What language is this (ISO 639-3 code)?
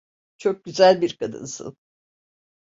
tur